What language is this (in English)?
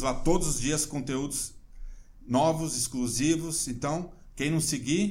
Portuguese